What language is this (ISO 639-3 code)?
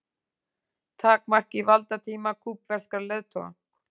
isl